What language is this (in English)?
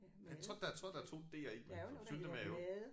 Danish